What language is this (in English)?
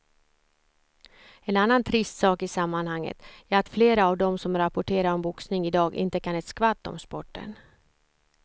Swedish